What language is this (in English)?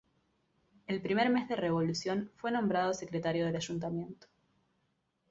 Spanish